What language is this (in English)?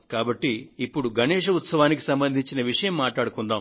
Telugu